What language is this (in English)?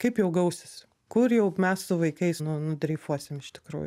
Lithuanian